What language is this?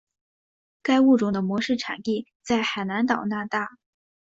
Chinese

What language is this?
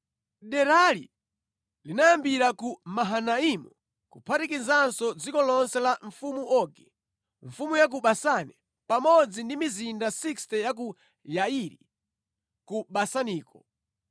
Nyanja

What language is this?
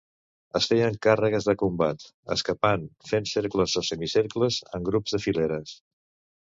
Catalan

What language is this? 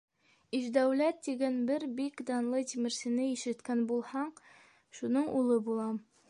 Bashkir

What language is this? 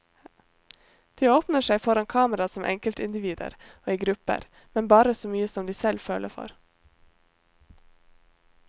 Norwegian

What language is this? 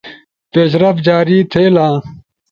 Ushojo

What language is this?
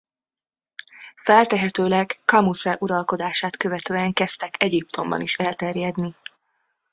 Hungarian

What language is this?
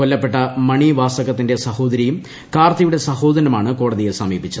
Malayalam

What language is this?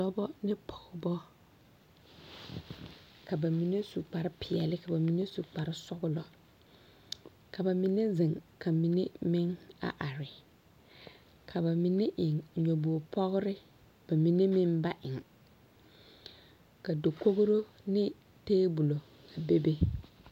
Southern Dagaare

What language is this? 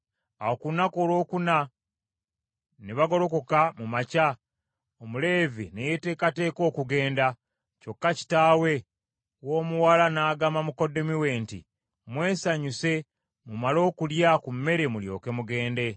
Ganda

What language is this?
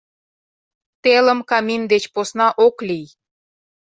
Mari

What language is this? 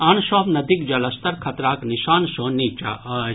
Maithili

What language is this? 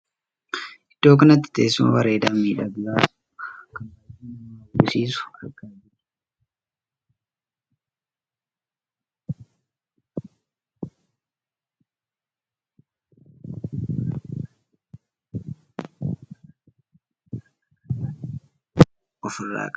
Oromo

